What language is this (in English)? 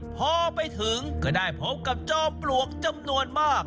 Thai